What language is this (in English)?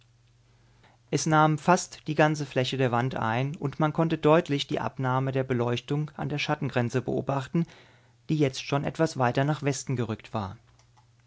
German